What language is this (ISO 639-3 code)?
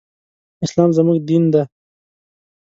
pus